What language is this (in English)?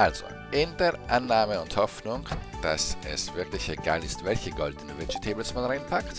German